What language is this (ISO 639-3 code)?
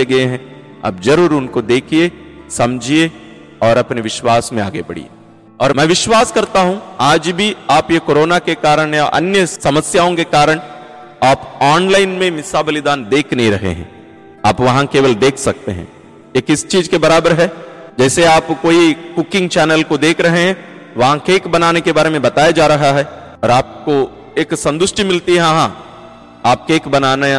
hin